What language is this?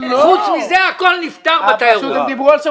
Hebrew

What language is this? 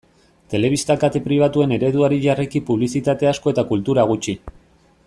Basque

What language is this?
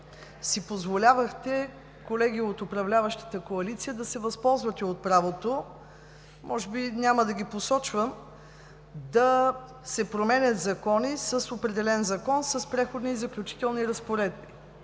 Bulgarian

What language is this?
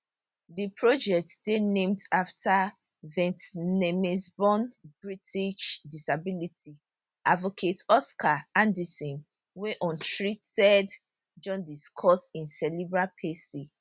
Nigerian Pidgin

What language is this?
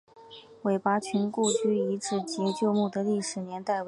Chinese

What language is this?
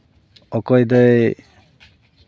Santali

